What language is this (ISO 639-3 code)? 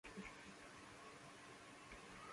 spa